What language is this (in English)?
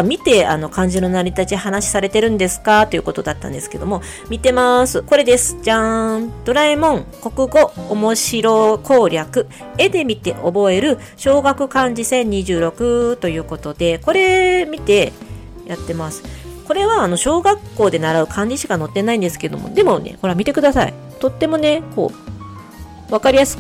Japanese